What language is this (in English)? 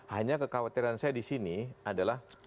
Indonesian